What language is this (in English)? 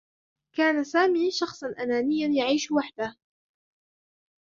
Arabic